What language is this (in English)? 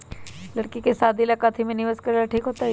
Magahi